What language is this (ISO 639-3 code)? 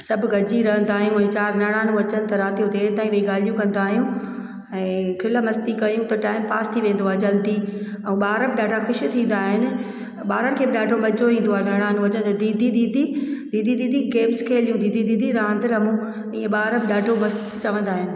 snd